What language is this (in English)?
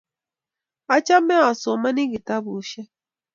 Kalenjin